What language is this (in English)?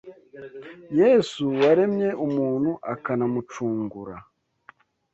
Kinyarwanda